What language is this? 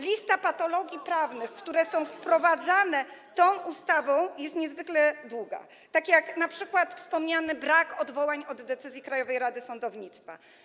Polish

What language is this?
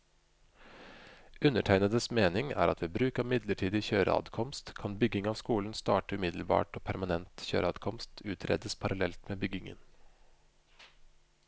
Norwegian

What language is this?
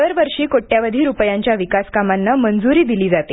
Marathi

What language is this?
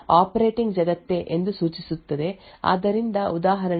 Kannada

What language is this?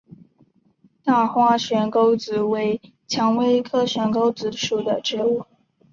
Chinese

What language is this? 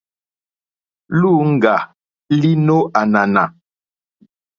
Mokpwe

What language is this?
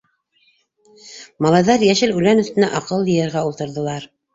Bashkir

